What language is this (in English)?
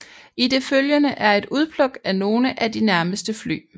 Danish